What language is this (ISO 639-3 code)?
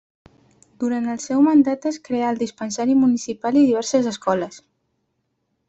cat